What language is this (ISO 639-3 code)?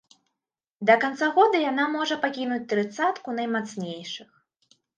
bel